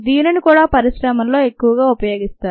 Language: Telugu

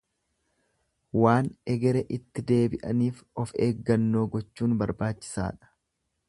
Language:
Oromo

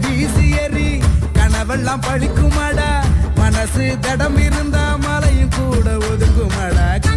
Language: Tamil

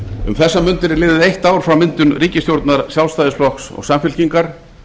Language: Icelandic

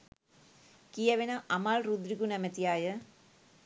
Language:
Sinhala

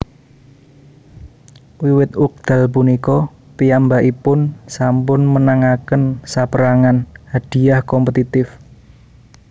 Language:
Javanese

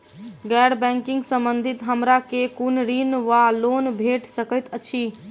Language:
Maithili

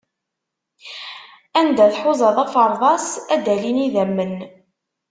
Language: Kabyle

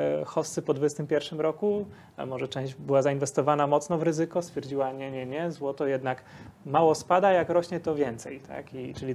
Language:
Polish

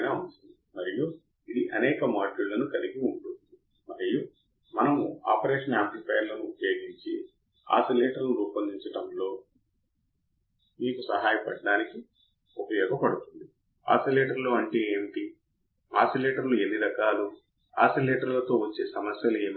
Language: Telugu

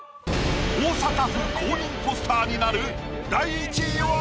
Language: Japanese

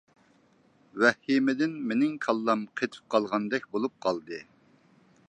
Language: Uyghur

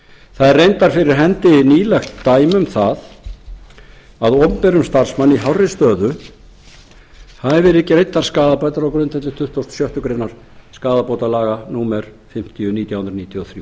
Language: Icelandic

